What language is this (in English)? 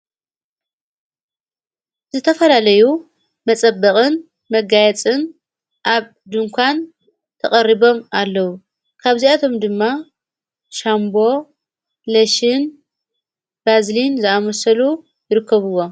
Tigrinya